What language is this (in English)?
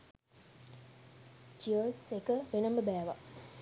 Sinhala